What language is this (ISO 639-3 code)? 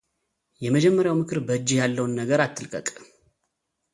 amh